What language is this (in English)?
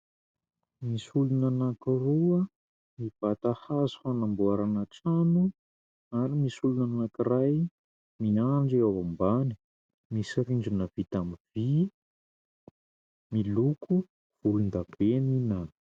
Malagasy